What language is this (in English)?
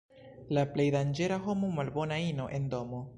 Esperanto